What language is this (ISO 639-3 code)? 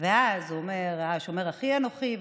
heb